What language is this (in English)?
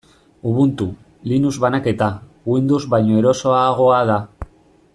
Basque